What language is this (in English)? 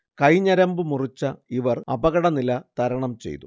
Malayalam